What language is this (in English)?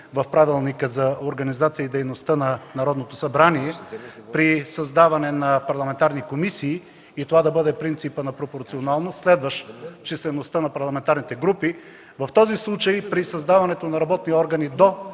Bulgarian